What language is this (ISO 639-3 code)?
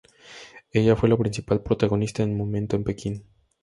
spa